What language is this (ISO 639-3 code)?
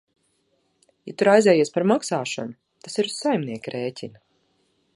lav